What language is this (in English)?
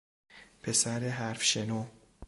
Persian